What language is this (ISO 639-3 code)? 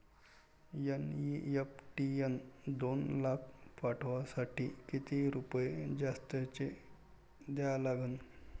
mar